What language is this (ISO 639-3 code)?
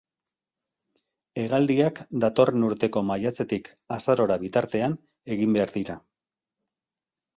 eus